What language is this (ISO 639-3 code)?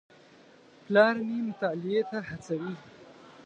pus